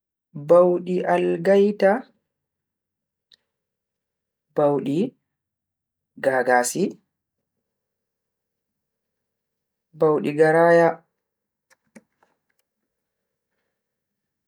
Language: Bagirmi Fulfulde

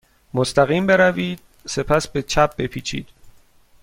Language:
Persian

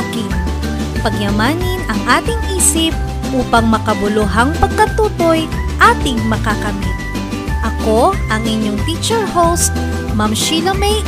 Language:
Filipino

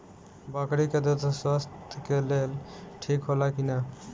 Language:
Bhojpuri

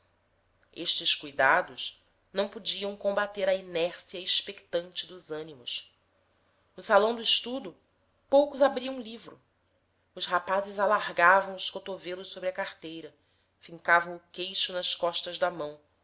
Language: Portuguese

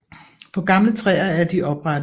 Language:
Danish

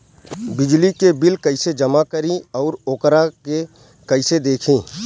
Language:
Bhojpuri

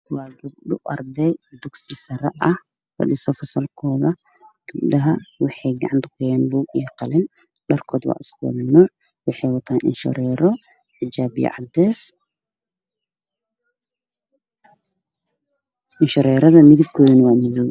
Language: Somali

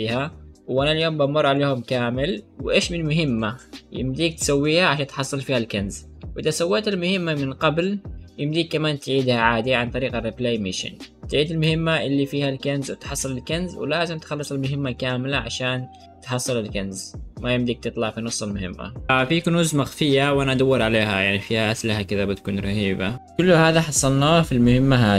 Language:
Arabic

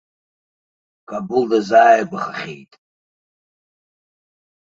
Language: Abkhazian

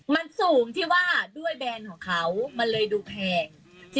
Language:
Thai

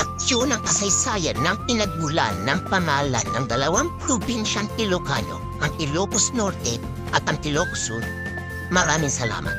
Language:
Filipino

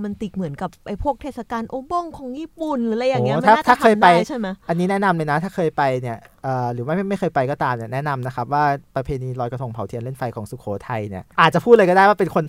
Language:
Thai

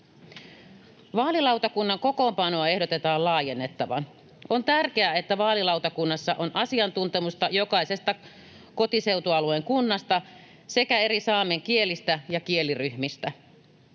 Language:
Finnish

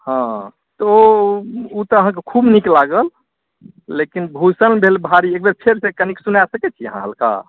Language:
Maithili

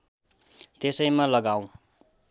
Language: Nepali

